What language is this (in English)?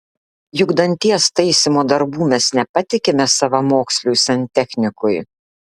Lithuanian